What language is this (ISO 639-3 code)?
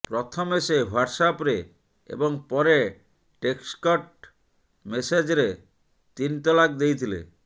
ori